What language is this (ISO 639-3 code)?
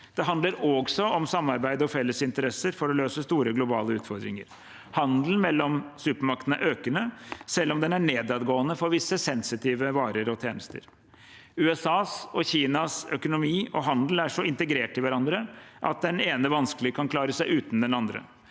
nor